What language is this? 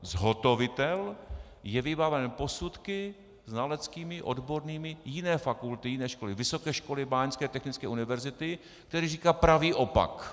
Czech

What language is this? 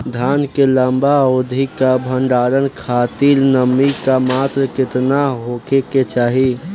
Bhojpuri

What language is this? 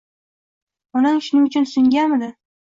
Uzbek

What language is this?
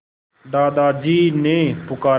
Hindi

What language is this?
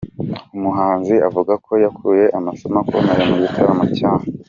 Kinyarwanda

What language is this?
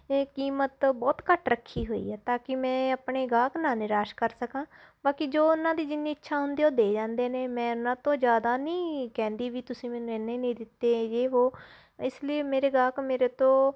Punjabi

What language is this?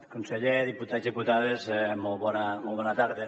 Catalan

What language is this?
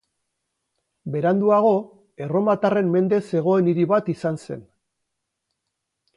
Basque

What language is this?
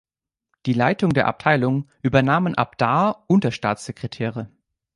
German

